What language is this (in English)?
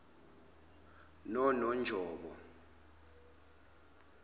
Zulu